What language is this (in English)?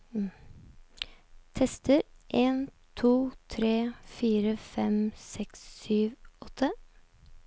Norwegian